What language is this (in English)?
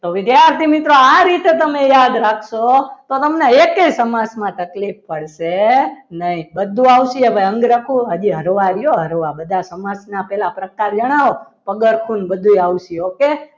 Gujarati